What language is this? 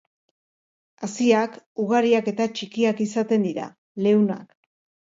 Basque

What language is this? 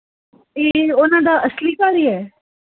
Punjabi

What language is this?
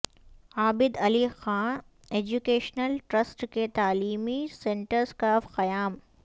Urdu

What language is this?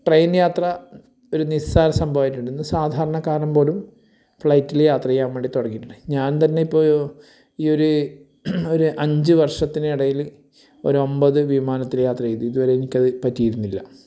Malayalam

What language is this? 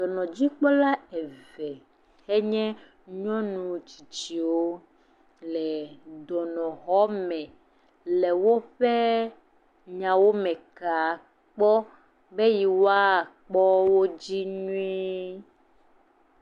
Ewe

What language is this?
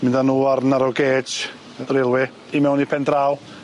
Welsh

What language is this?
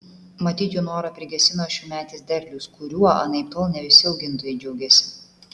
Lithuanian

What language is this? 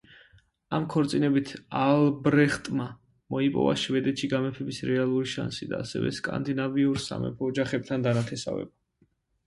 Georgian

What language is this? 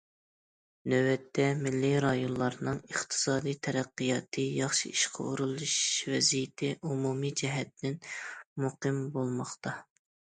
Uyghur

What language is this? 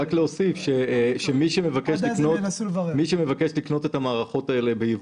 Hebrew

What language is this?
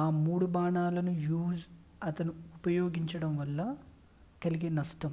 Telugu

